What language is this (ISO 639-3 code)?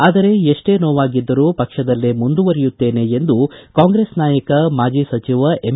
kan